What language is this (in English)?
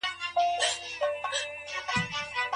Pashto